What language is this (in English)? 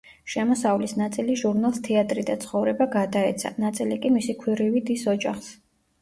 Georgian